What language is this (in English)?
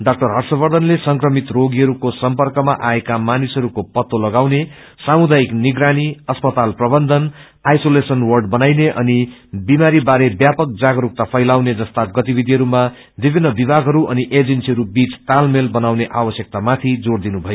Nepali